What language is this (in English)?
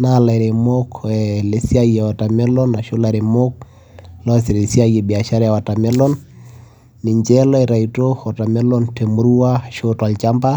Masai